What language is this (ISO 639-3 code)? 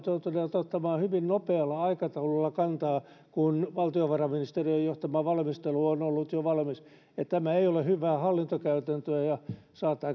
fin